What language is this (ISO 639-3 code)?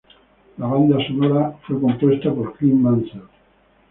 spa